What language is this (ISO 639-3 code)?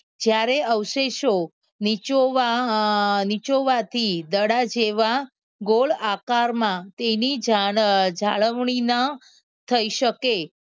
guj